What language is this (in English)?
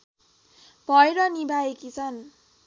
Nepali